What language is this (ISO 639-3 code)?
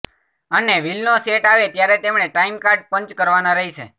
guj